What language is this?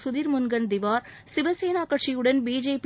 Tamil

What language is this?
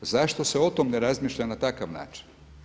Croatian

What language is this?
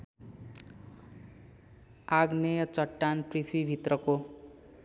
Nepali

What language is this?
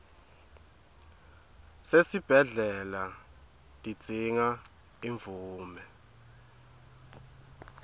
Swati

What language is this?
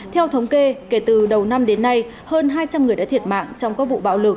Vietnamese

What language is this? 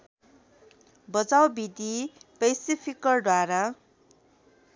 Nepali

